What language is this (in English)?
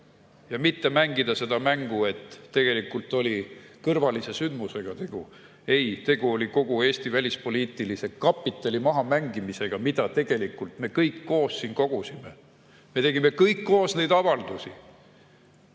Estonian